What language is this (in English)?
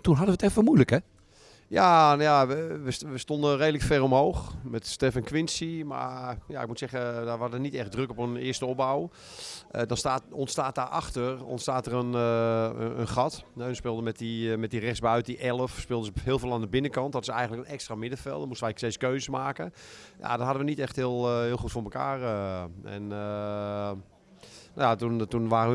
Dutch